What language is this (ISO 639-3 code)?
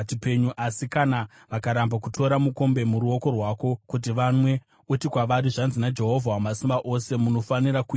sna